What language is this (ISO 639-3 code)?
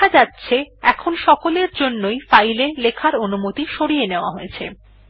ben